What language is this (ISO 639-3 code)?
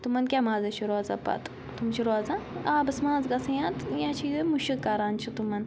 kas